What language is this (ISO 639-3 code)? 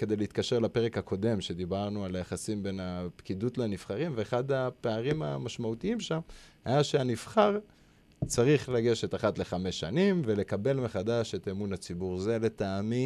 heb